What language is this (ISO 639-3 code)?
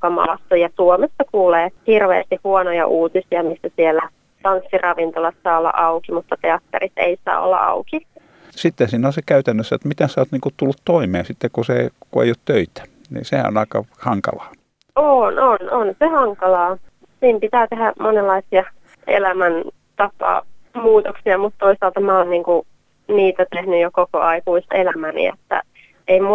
fin